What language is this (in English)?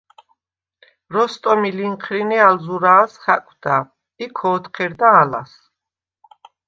Svan